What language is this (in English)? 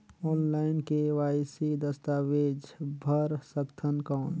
Chhattisgarhi